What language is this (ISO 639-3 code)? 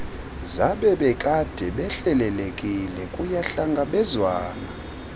xho